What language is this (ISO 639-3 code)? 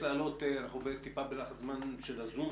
heb